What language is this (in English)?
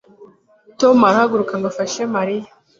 Kinyarwanda